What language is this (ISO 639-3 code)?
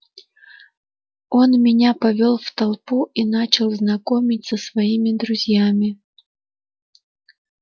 rus